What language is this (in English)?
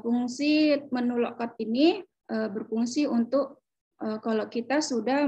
Indonesian